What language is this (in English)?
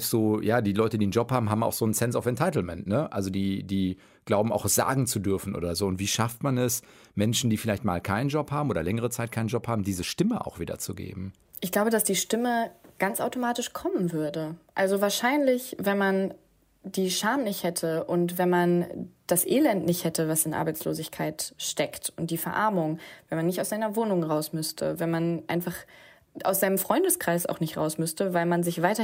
German